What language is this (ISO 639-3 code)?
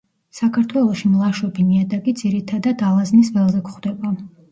kat